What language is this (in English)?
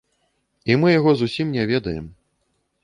Belarusian